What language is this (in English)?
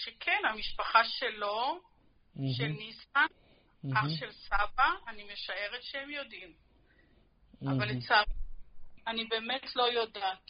Hebrew